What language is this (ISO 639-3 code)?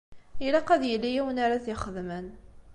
kab